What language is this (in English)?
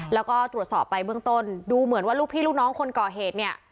Thai